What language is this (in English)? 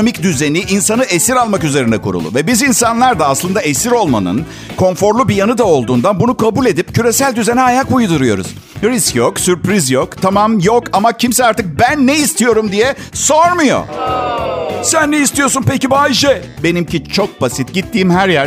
Turkish